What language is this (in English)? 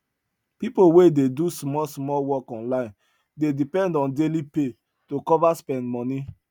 Nigerian Pidgin